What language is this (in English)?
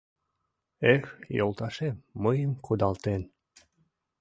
Mari